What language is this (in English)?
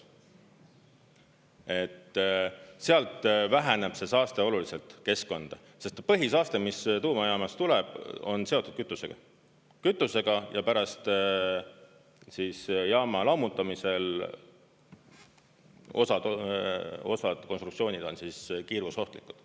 Estonian